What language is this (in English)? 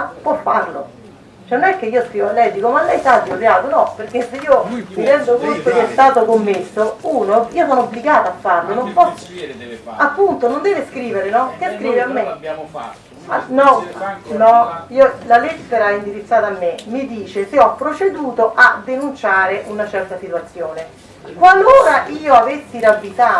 Italian